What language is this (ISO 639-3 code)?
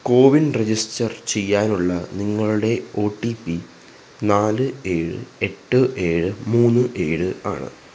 mal